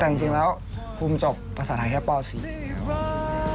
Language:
Thai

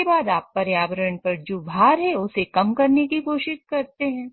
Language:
Hindi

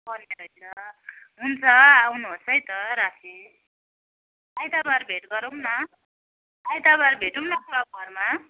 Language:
Nepali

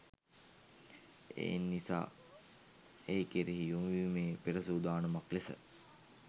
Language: Sinhala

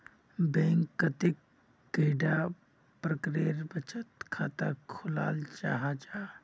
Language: Magahi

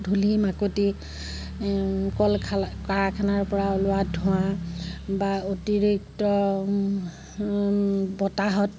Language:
Assamese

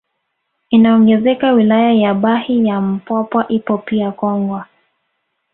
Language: Swahili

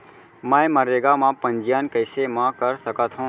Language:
Chhattisgarhi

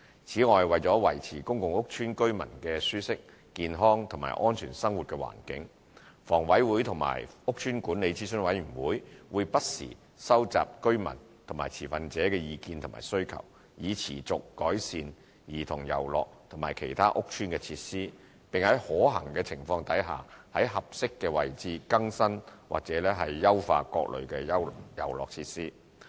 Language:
Cantonese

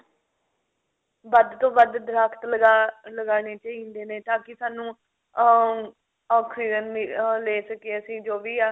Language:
Punjabi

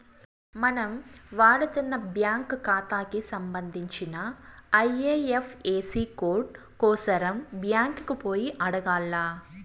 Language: Telugu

